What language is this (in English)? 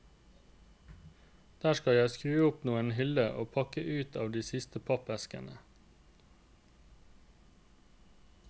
Norwegian